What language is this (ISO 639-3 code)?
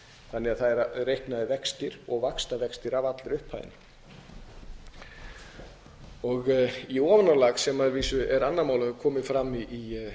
isl